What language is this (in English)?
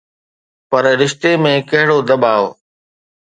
Sindhi